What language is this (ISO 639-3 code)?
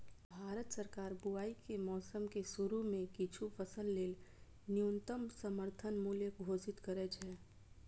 mai